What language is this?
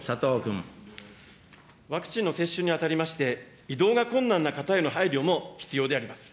Japanese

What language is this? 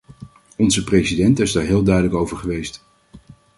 Dutch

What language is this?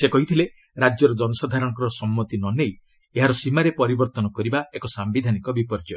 Odia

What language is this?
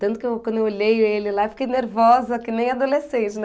Portuguese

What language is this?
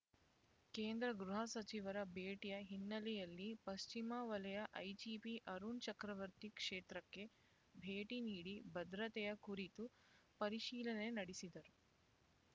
Kannada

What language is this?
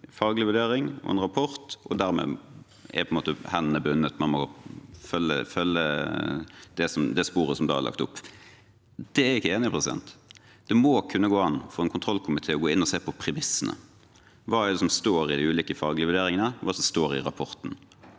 Norwegian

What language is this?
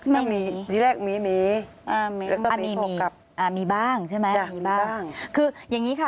Thai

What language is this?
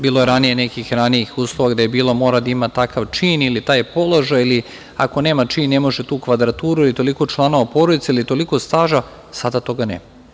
Serbian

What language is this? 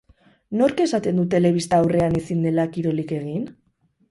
Basque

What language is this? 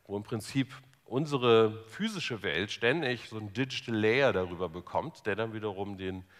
German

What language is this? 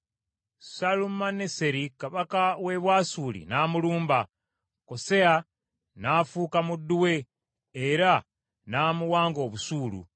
Ganda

